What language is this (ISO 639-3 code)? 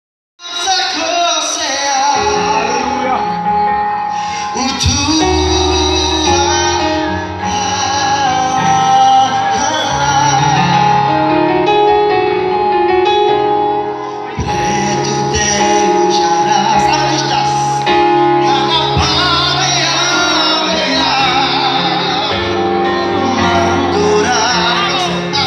por